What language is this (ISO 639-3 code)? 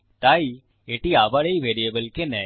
ben